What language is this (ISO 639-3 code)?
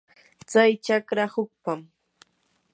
qur